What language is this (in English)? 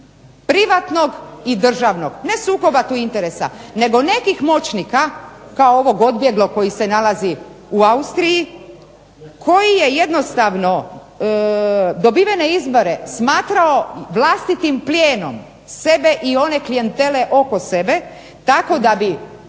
Croatian